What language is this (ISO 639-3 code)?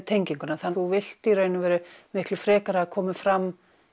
isl